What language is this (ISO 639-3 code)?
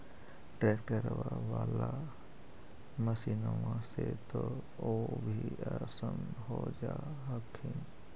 mag